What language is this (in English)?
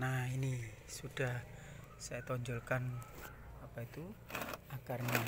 Indonesian